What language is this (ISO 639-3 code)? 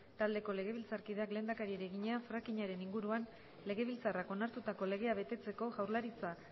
eus